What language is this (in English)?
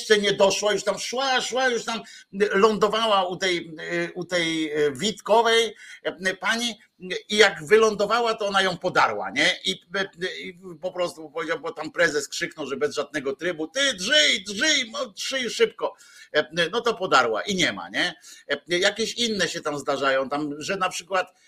Polish